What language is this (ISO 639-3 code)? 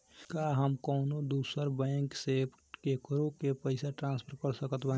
bho